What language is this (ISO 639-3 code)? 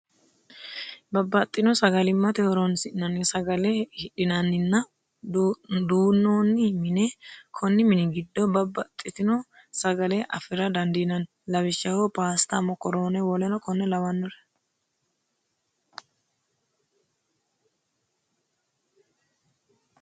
sid